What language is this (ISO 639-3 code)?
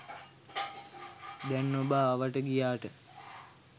sin